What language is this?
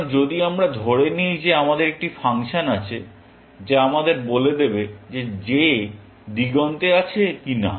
Bangla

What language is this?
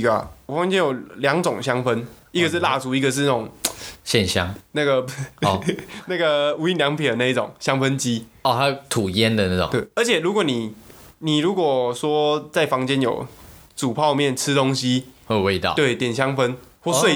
Chinese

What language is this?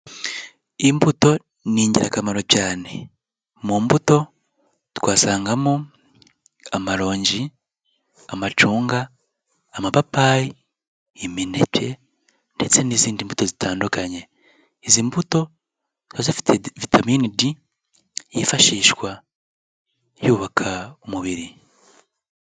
Kinyarwanda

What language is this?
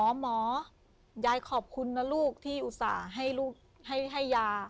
Thai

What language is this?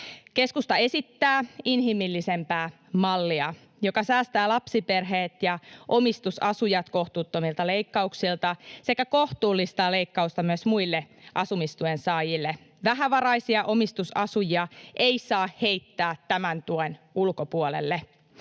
Finnish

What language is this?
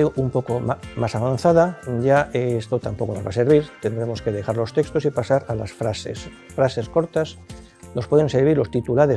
Spanish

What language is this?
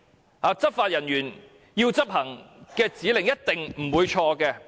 Cantonese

